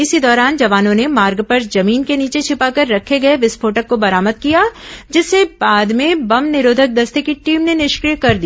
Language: Hindi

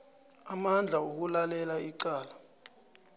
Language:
South Ndebele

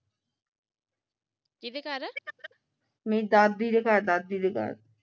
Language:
Punjabi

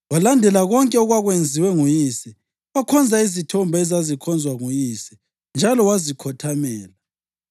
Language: North Ndebele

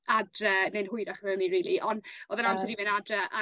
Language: Welsh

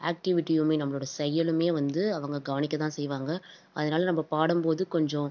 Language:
Tamil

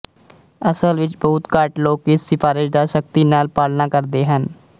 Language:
Punjabi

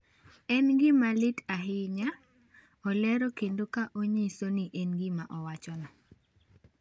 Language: Luo (Kenya and Tanzania)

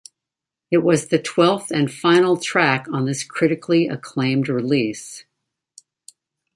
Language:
English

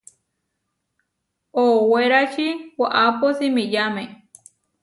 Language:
Huarijio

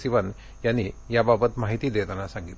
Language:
Marathi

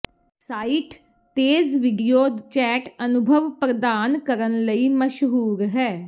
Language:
Punjabi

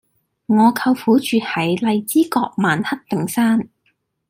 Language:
Cantonese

